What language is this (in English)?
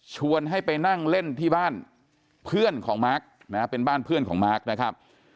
Thai